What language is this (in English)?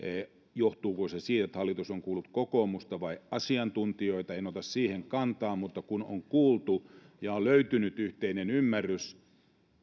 Finnish